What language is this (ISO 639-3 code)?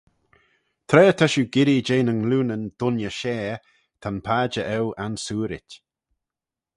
glv